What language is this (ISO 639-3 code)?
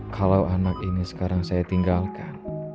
ind